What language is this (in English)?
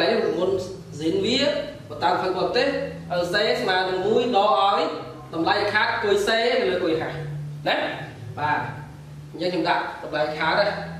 Vietnamese